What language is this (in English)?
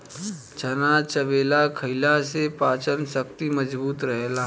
Bhojpuri